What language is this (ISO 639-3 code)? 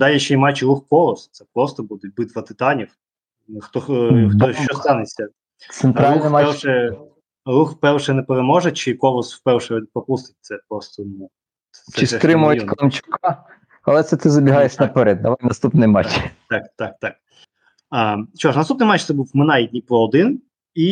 ukr